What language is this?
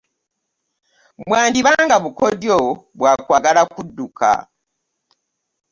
Ganda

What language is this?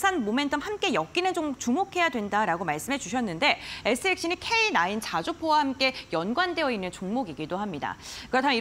Korean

